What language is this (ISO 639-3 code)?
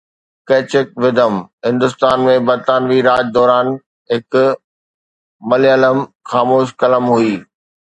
snd